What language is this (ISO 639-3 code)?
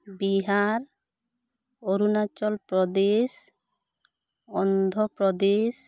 sat